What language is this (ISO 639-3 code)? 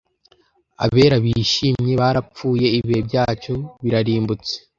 kin